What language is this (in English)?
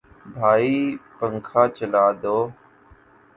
Urdu